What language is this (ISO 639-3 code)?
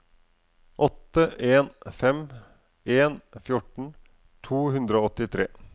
nor